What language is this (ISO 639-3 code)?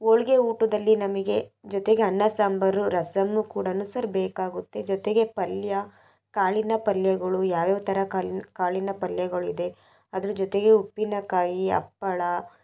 kan